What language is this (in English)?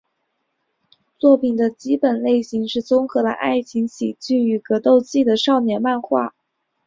Chinese